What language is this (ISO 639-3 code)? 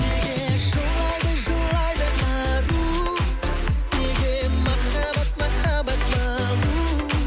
kaz